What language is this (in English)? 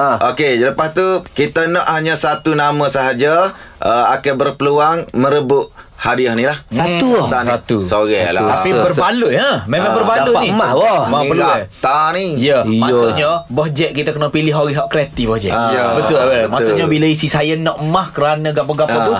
Malay